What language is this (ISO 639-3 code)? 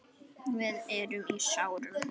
isl